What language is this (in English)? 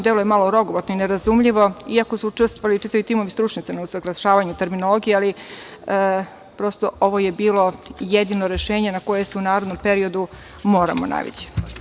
Serbian